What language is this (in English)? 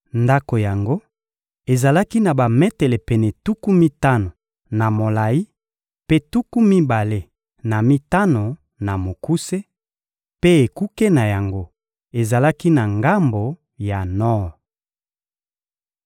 Lingala